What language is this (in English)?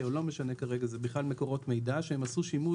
Hebrew